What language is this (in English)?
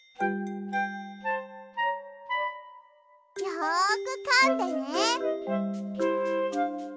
Japanese